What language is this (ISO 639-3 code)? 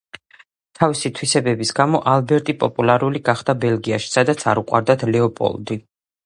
kat